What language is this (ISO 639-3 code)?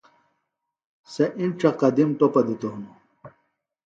phl